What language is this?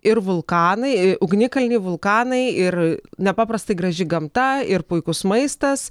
Lithuanian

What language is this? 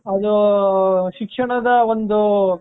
Kannada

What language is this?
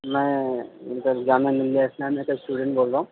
Urdu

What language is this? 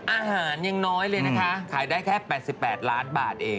Thai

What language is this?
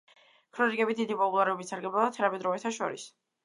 Georgian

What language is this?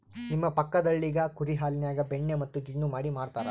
Kannada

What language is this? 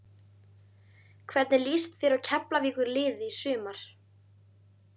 Icelandic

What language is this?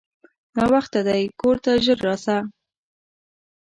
Pashto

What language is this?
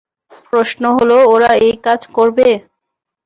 Bangla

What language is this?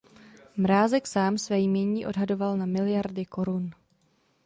Czech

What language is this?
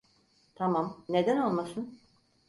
Turkish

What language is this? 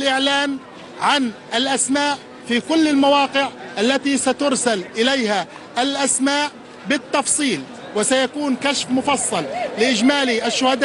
Arabic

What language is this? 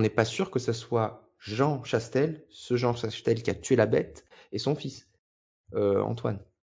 French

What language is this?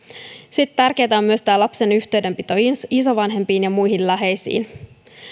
Finnish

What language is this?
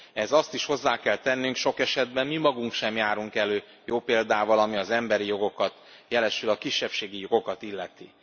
Hungarian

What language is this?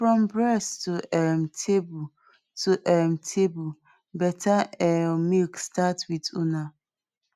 Nigerian Pidgin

